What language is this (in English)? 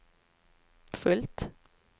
Swedish